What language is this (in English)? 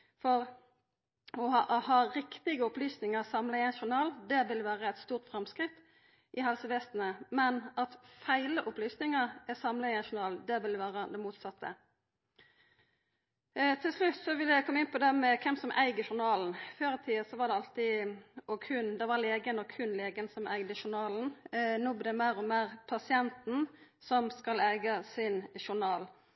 Norwegian Nynorsk